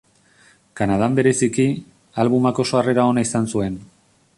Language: Basque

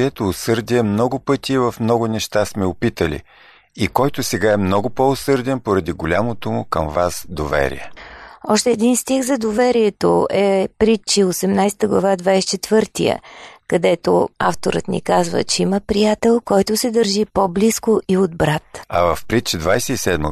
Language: Bulgarian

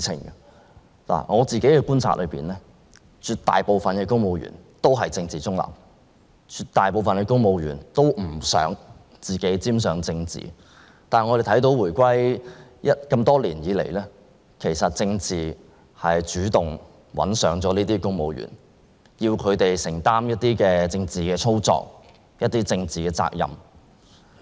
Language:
Cantonese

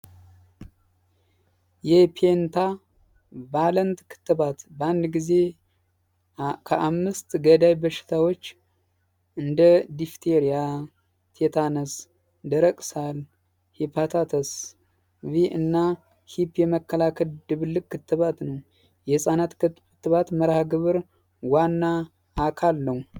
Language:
Amharic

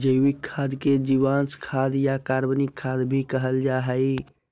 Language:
Magahi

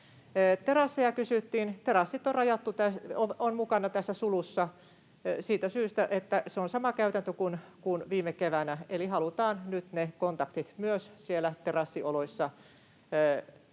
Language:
Finnish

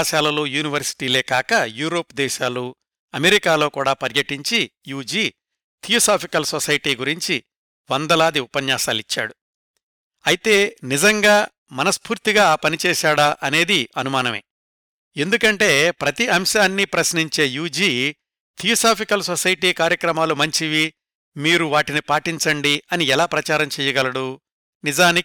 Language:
Telugu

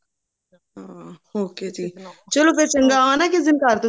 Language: Punjabi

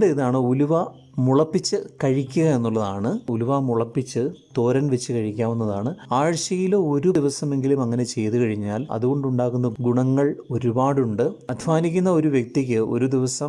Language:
Malayalam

